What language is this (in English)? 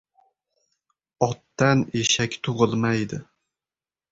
Uzbek